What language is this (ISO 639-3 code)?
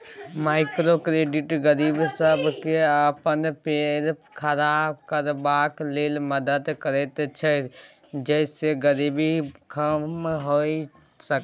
mai